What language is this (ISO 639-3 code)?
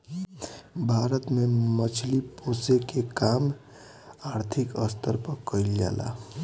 bho